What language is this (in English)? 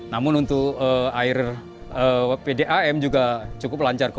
Indonesian